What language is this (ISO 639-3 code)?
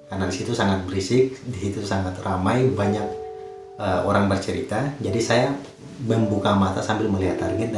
ind